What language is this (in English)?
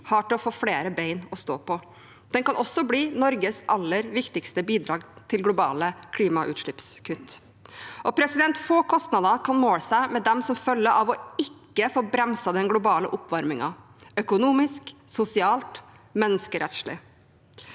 Norwegian